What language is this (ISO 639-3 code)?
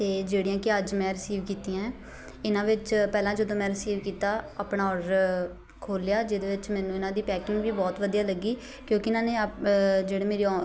pan